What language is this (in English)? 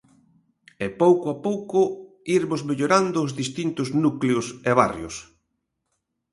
Galician